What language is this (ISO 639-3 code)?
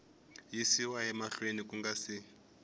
tso